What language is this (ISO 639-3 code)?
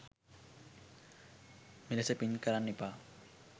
sin